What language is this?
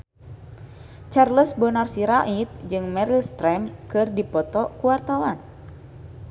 Sundanese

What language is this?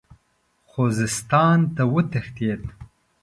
Pashto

